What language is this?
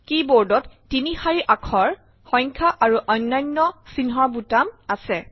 Assamese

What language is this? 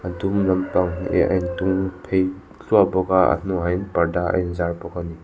Mizo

